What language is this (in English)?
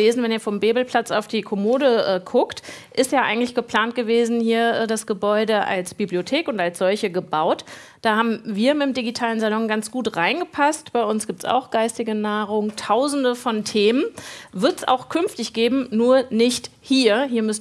German